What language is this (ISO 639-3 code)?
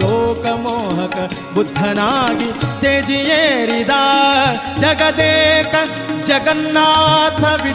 kan